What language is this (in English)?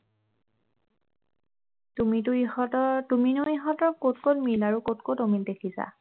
Assamese